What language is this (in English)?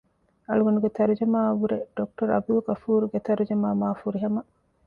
Divehi